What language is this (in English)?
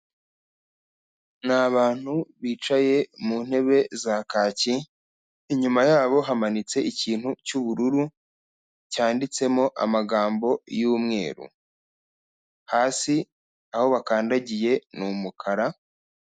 Kinyarwanda